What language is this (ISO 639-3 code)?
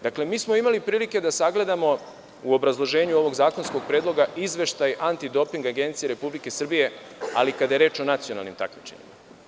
srp